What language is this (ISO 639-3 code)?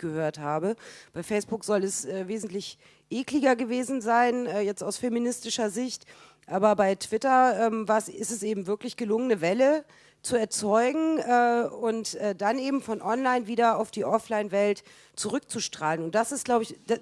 deu